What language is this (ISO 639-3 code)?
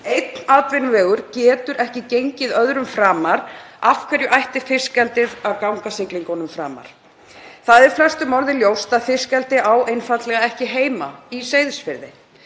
isl